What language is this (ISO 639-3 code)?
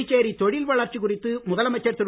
tam